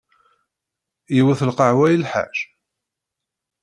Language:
Kabyle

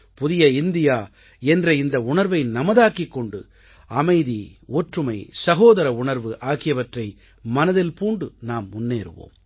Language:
Tamil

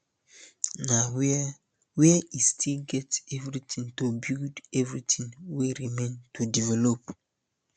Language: Nigerian Pidgin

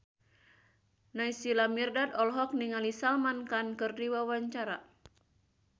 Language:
Sundanese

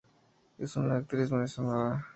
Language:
Spanish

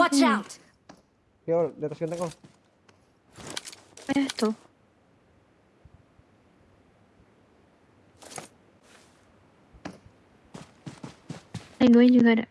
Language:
Indonesian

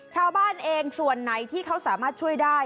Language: Thai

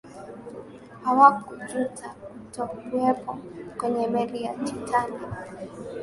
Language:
Swahili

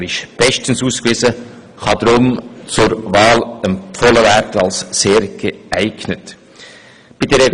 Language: Swiss German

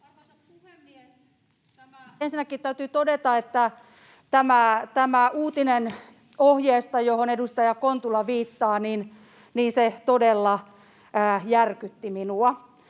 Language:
Finnish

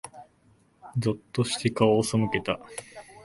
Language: Japanese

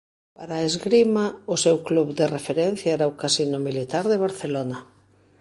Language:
Galician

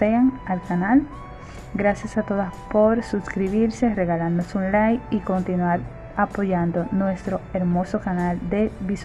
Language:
Spanish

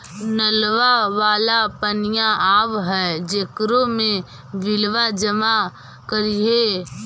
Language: Magahi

